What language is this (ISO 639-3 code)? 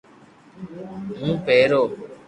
lrk